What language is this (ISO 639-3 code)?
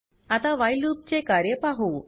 mar